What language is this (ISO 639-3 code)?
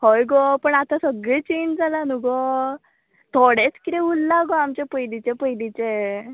kok